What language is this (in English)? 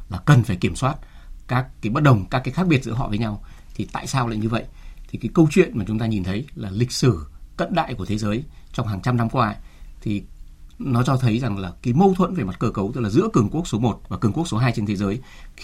Vietnamese